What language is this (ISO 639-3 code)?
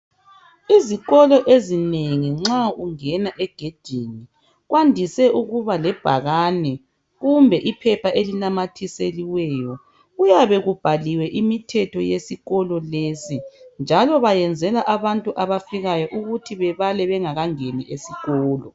nde